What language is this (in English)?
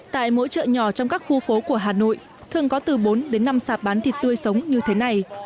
Vietnamese